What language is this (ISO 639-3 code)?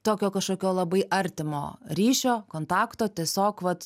lit